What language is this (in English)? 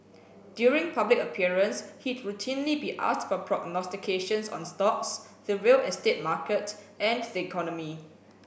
English